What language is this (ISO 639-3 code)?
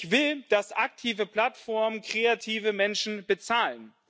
deu